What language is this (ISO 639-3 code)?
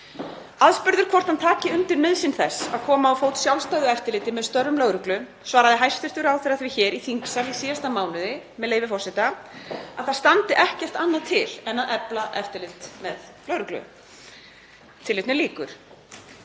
isl